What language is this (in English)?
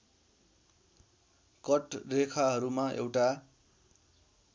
Nepali